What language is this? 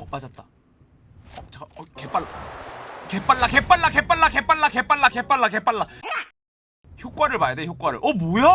Korean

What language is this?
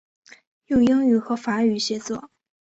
Chinese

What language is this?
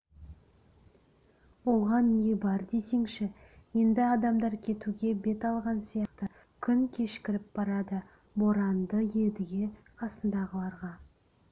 Kazakh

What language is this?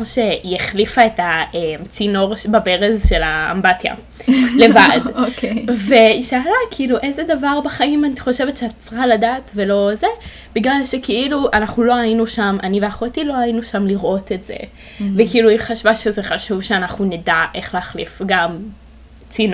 Hebrew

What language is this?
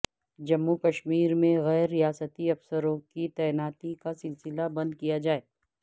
Urdu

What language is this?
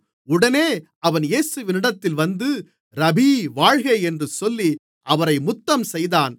Tamil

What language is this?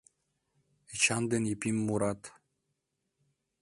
Mari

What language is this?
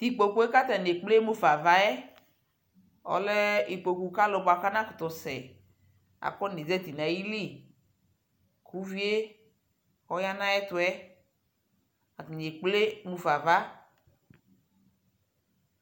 Ikposo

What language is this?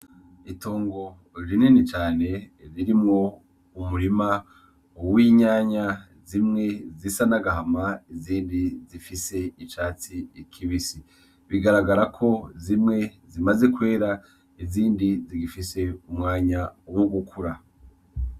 Rundi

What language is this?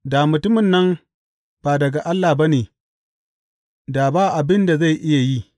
Hausa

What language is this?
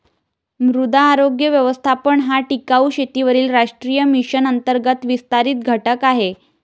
Marathi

